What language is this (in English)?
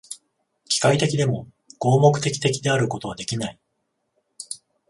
Japanese